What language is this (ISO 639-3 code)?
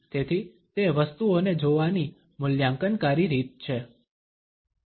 guj